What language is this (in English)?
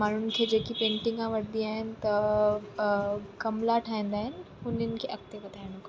Sindhi